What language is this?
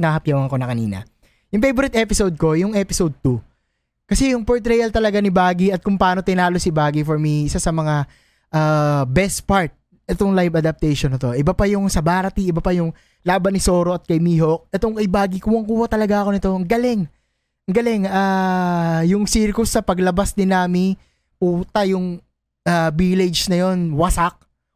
Filipino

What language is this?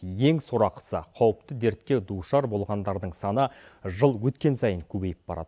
Kazakh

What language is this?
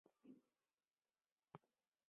Chinese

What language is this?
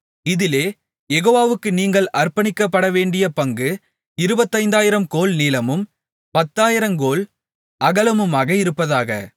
Tamil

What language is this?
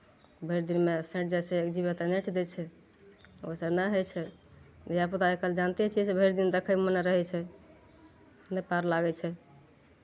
Maithili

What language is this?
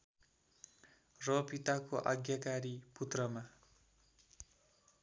Nepali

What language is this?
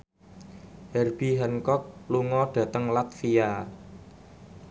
Javanese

